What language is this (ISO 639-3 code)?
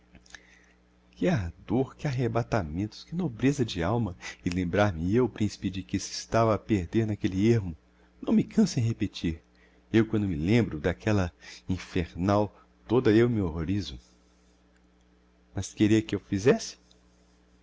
por